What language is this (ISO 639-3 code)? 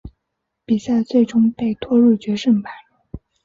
zho